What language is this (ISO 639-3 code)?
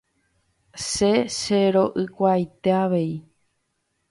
grn